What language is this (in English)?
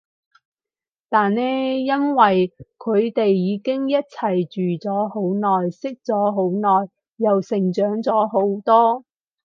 Cantonese